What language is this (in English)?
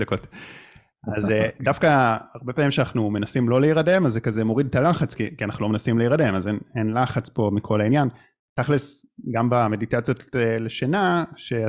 Hebrew